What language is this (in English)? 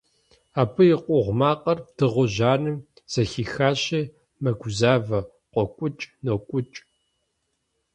Kabardian